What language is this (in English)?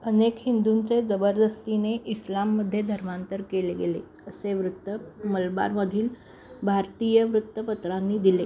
Marathi